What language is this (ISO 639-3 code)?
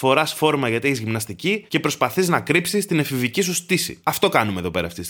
ell